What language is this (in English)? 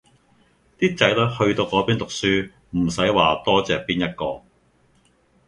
Cantonese